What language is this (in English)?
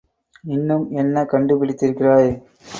Tamil